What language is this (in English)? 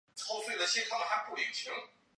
Chinese